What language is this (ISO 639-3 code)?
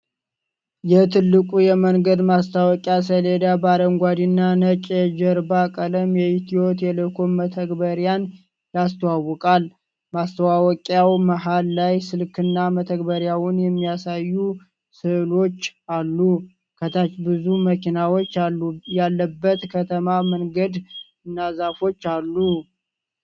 amh